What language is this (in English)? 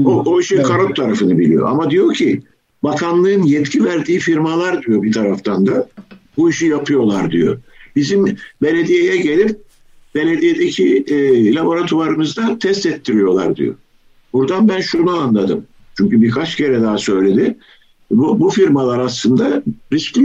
Turkish